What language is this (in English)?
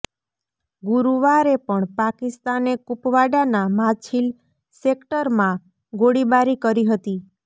Gujarati